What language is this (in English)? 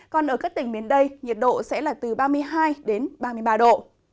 Vietnamese